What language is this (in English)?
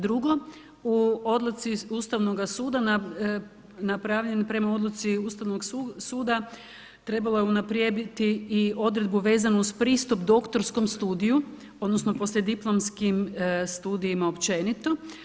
Croatian